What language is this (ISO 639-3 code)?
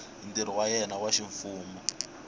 tso